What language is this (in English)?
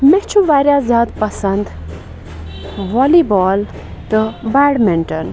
Kashmiri